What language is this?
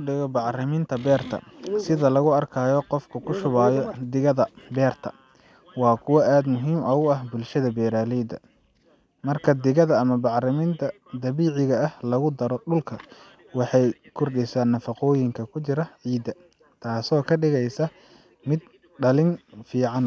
Somali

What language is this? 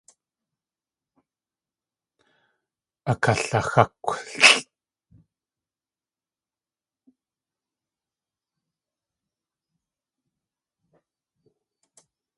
Tlingit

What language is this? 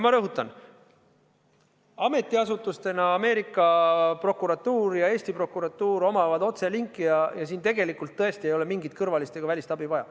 Estonian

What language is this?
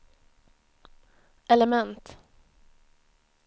Swedish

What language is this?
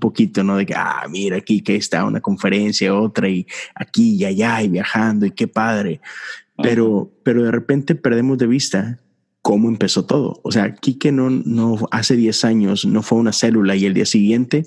Spanish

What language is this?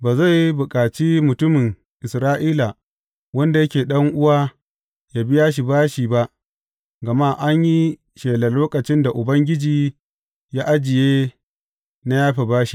Hausa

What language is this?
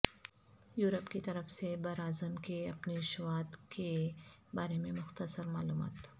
Urdu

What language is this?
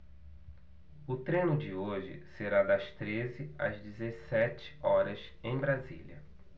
Portuguese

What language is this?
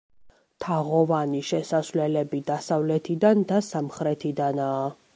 Georgian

